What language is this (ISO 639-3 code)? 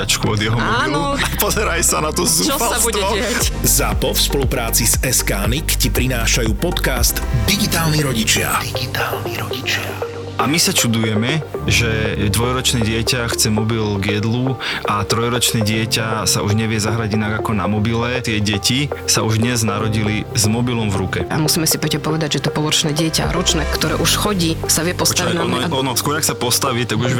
slk